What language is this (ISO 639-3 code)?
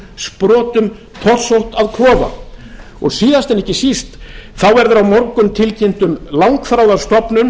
isl